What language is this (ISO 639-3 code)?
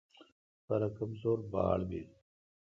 xka